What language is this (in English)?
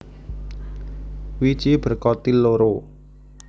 Javanese